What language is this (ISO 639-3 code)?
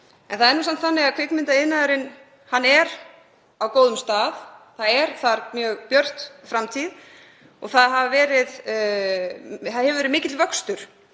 isl